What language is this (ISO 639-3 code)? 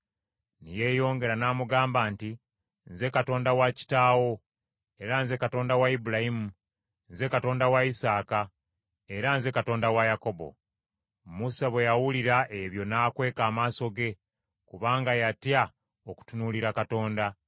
lug